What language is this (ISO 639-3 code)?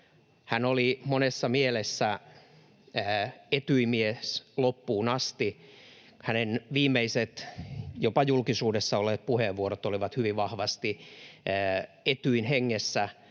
fin